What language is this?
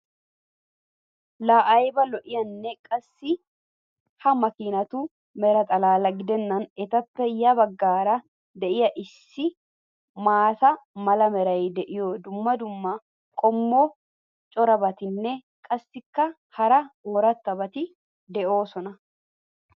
Wolaytta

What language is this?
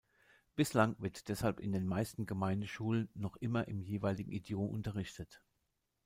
German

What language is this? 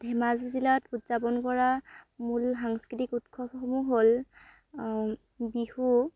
Assamese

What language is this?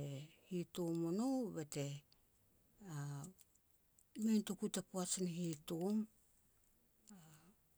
Petats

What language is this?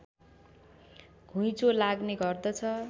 Nepali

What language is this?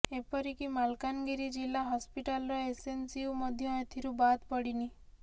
Odia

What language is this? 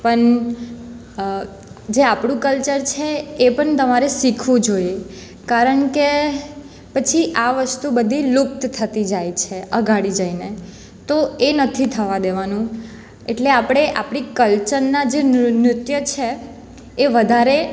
Gujarati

